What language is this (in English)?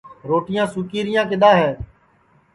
Sansi